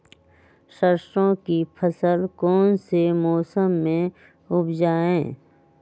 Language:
Magahi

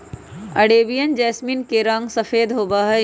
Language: Magahi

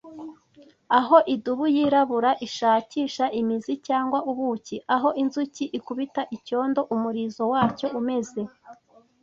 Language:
Kinyarwanda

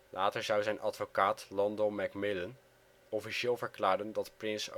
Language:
Dutch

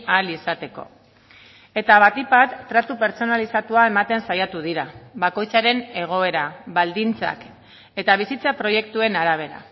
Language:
Basque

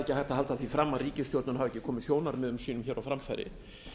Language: Icelandic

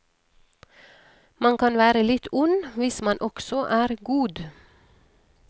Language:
Norwegian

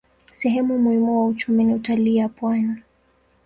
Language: Swahili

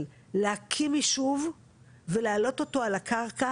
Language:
Hebrew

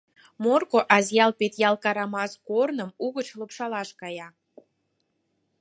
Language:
Mari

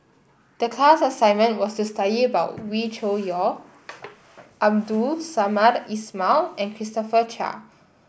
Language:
English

